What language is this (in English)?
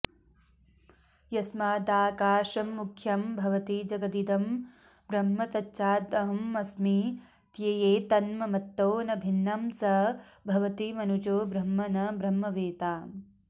Sanskrit